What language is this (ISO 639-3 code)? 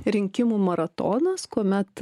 lit